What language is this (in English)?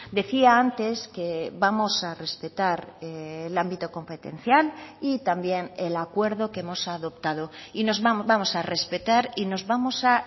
Spanish